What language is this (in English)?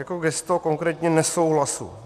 Czech